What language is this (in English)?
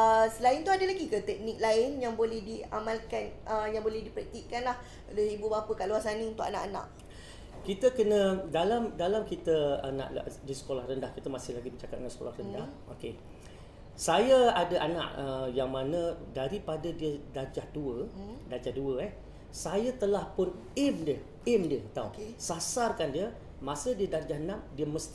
Malay